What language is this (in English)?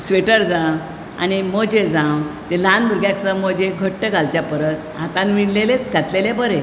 Konkani